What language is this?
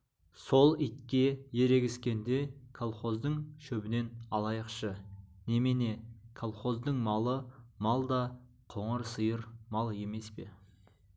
Kazakh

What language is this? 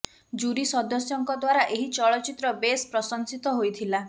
Odia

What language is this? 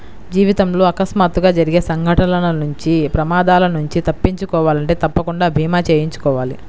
Telugu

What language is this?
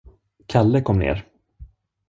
Swedish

